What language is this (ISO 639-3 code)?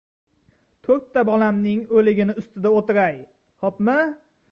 uzb